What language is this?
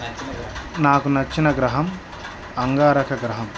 Telugu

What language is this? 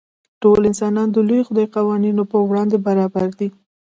Pashto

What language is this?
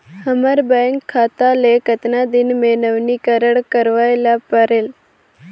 Chhattisgarhi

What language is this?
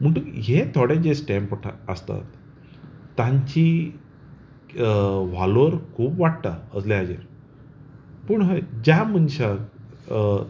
Konkani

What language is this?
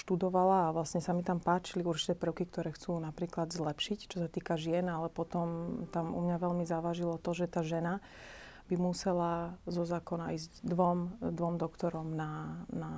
Slovak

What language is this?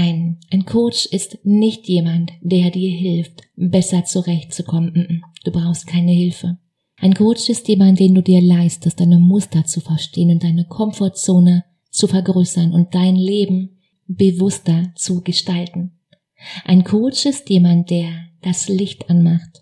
German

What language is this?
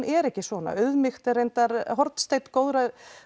Icelandic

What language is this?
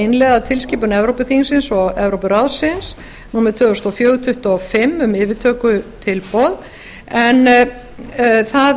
Icelandic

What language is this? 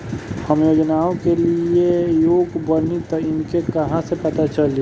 Bhojpuri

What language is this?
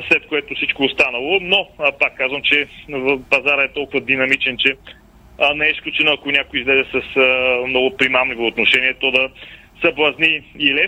Bulgarian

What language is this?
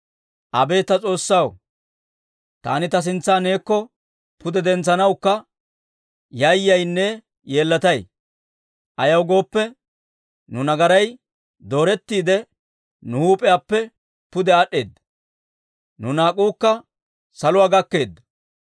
Dawro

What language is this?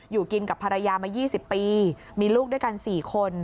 Thai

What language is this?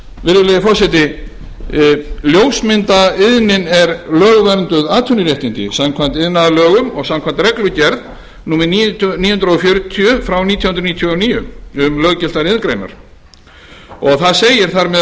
Icelandic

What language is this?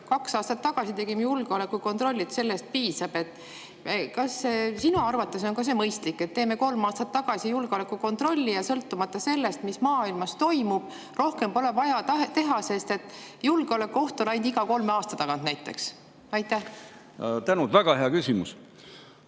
Estonian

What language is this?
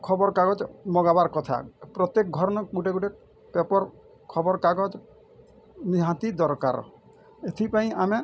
Odia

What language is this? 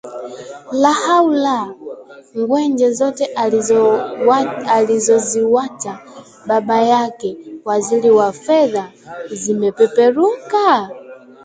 Swahili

